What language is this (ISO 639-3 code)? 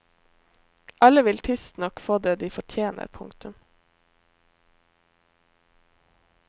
nor